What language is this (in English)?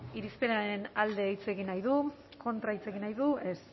Basque